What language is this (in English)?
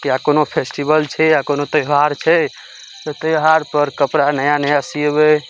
Maithili